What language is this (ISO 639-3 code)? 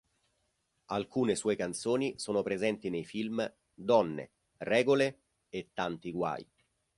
ita